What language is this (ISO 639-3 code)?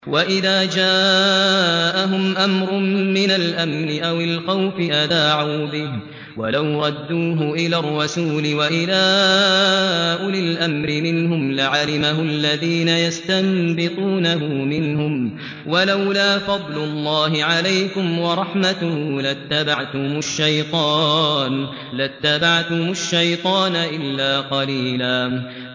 ara